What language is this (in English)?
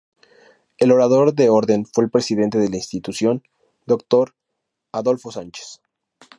Spanish